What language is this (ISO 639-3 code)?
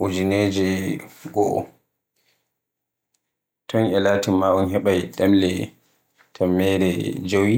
fue